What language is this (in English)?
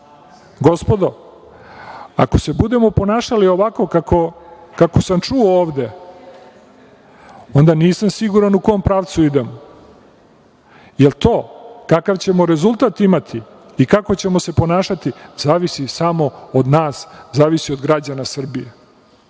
Serbian